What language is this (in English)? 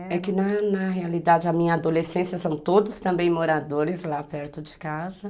Portuguese